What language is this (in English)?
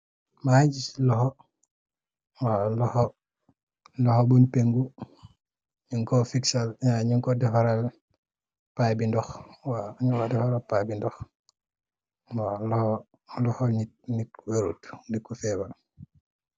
Wolof